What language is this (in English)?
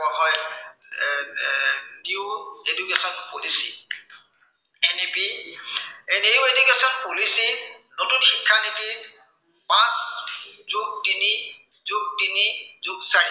Assamese